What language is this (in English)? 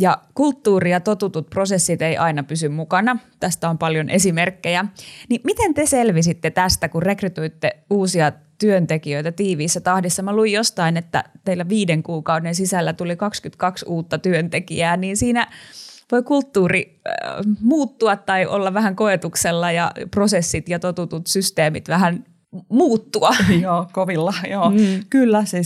Finnish